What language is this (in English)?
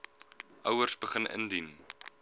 Afrikaans